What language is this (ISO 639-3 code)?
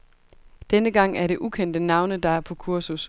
dan